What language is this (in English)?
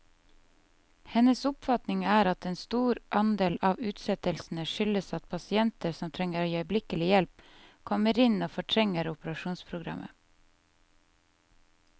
Norwegian